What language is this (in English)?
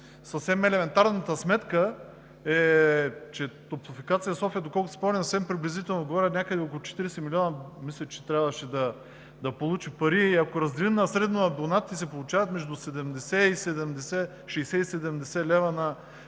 Bulgarian